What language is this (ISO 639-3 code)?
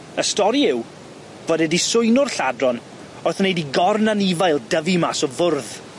cym